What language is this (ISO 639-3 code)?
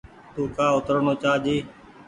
gig